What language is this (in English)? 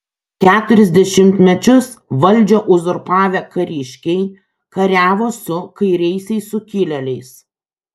Lithuanian